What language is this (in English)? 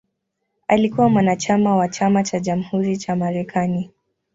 Swahili